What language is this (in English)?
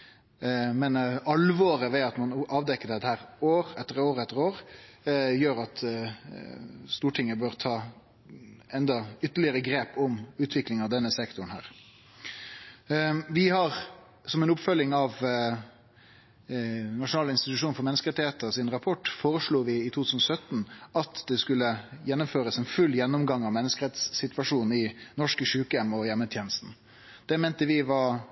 Norwegian Nynorsk